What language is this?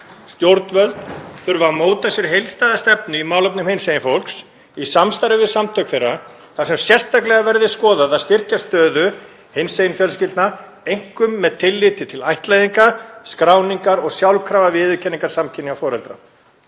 Icelandic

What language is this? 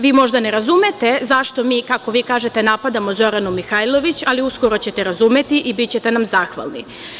Serbian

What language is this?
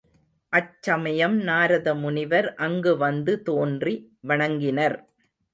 Tamil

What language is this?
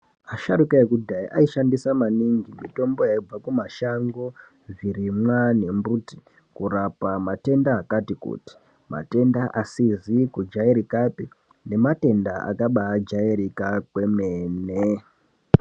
Ndau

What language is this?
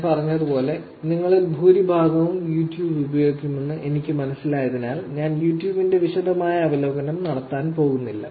Malayalam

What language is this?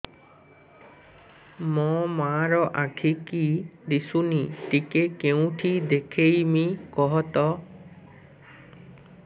Odia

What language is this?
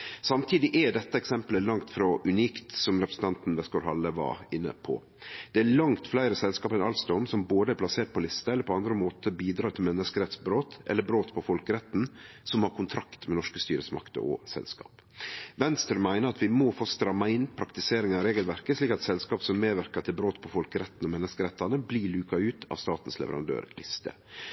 Norwegian Nynorsk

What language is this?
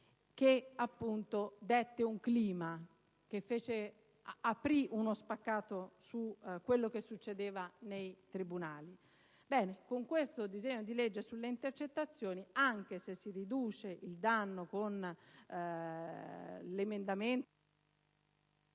Italian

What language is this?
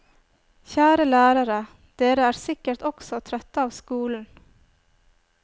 Norwegian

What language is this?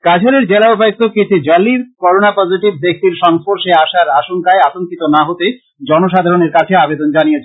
Bangla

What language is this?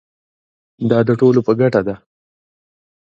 Pashto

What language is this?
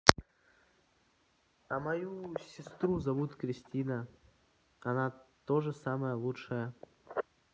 Russian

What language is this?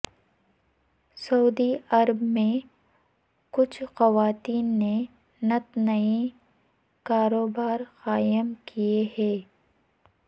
Urdu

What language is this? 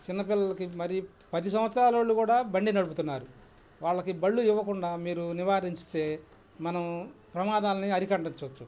Telugu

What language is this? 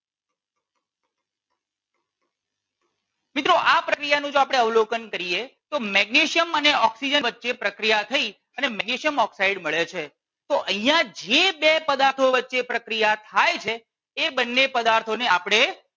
Gujarati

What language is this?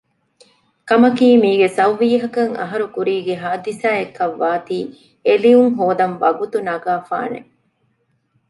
Divehi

